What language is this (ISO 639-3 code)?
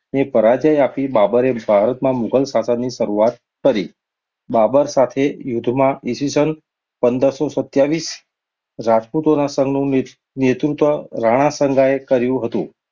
guj